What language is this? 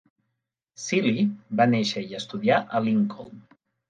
Catalan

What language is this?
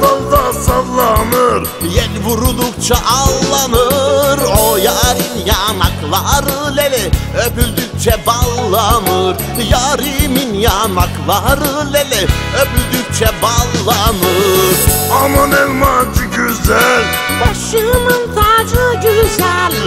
Dutch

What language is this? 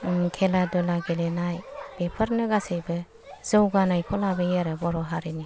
Bodo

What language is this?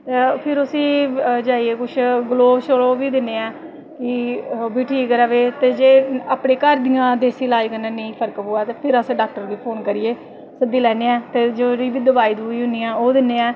Dogri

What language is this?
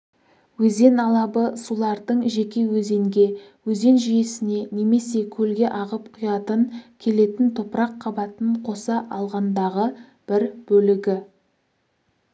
Kazakh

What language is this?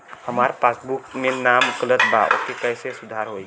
Bhojpuri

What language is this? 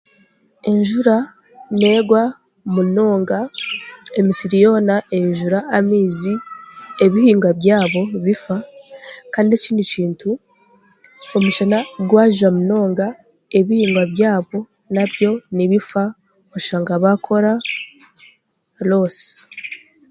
Chiga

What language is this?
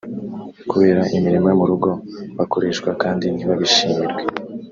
Kinyarwanda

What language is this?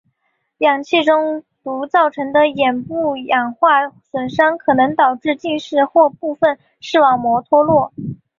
Chinese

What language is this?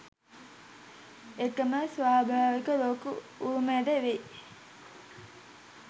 Sinhala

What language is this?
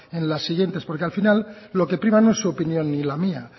Spanish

